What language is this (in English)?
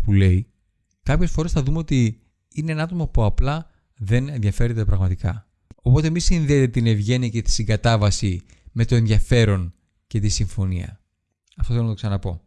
Greek